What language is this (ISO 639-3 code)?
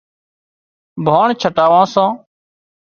kxp